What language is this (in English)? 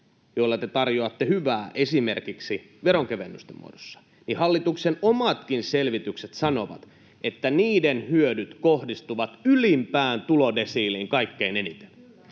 Finnish